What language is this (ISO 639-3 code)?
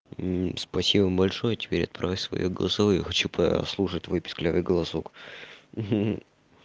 rus